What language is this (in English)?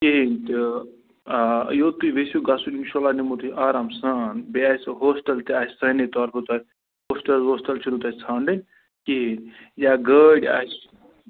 Kashmiri